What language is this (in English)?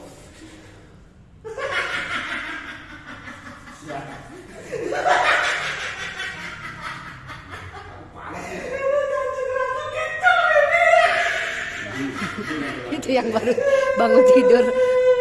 Indonesian